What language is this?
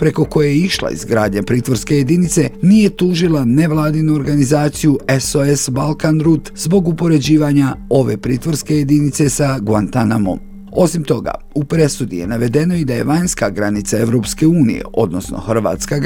Croatian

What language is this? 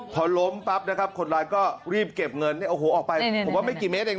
Thai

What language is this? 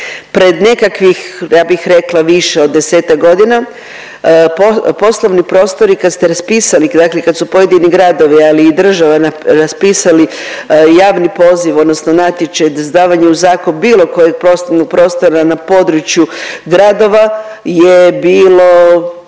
Croatian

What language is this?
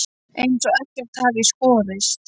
Icelandic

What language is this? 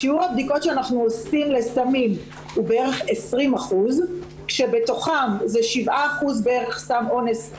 Hebrew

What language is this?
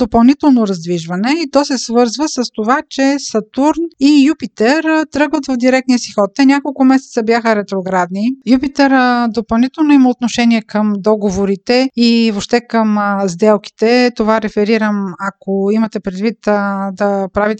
Bulgarian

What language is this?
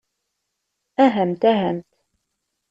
Kabyle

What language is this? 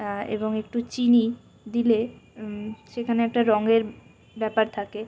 Bangla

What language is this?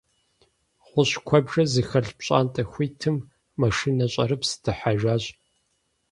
Kabardian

